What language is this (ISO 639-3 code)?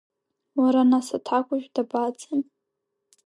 abk